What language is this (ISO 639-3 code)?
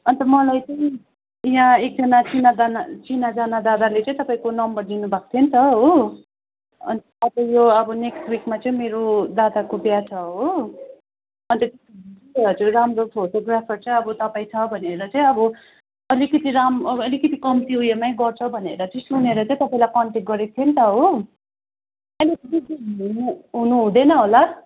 nep